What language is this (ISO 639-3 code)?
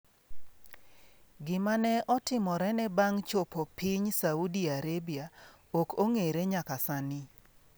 luo